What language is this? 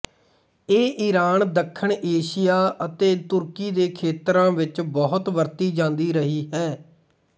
Punjabi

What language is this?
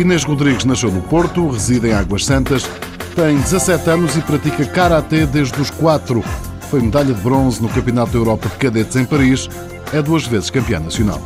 Portuguese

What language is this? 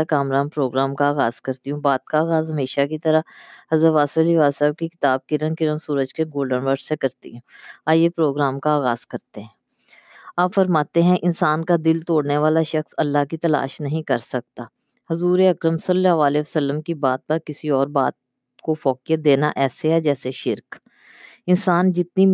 Urdu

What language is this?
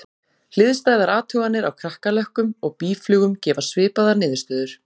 Icelandic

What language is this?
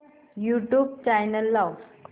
Marathi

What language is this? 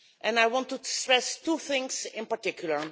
English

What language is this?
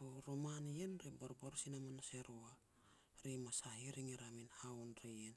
Petats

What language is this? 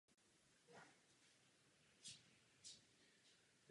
Czech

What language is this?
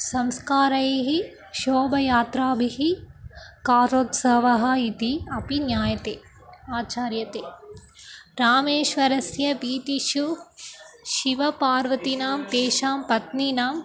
Sanskrit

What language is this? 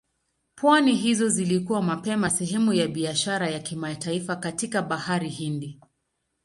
Swahili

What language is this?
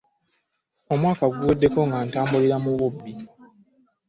Ganda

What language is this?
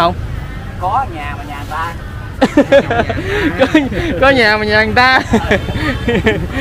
Vietnamese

